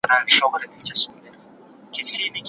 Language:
Pashto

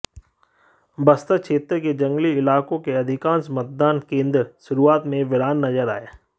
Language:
Hindi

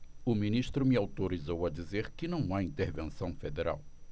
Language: Portuguese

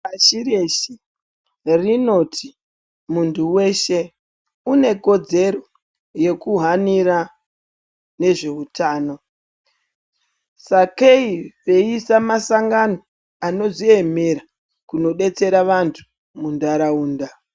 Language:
Ndau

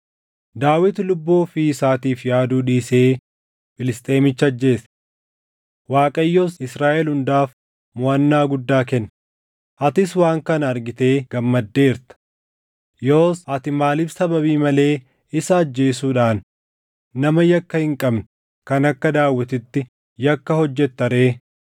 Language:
Oromo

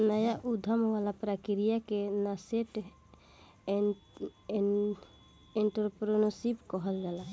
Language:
Bhojpuri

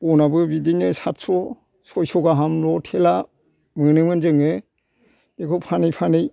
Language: Bodo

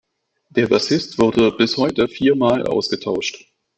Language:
German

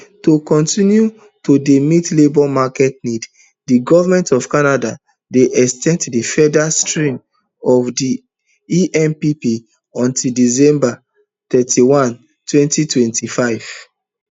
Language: Nigerian Pidgin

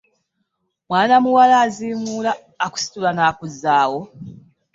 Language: Ganda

